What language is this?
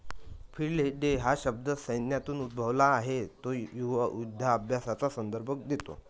Marathi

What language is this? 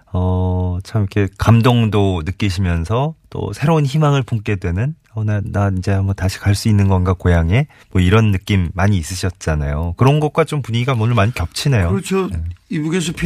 Korean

